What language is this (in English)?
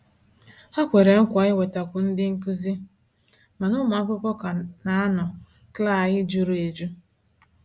Igbo